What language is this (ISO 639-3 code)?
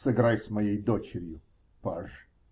rus